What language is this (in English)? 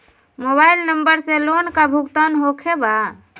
Magahi